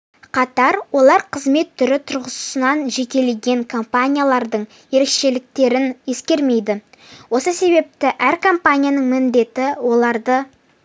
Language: Kazakh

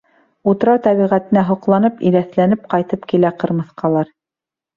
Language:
Bashkir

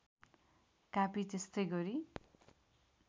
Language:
Nepali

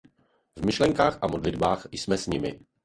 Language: Czech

